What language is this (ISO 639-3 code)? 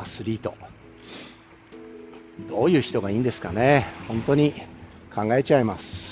jpn